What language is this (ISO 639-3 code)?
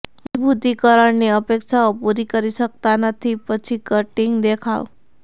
guj